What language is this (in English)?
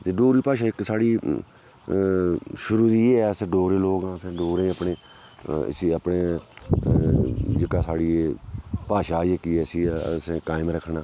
Dogri